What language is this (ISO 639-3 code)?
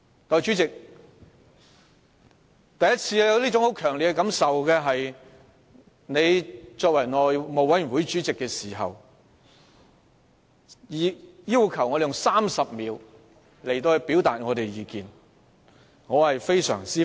yue